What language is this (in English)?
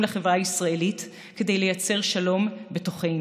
Hebrew